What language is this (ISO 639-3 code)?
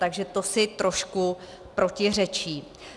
ces